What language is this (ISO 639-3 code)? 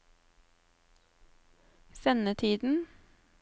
nor